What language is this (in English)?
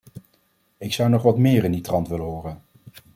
Dutch